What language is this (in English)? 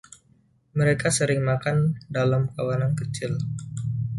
Indonesian